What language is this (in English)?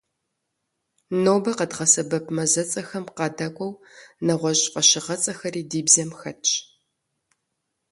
Kabardian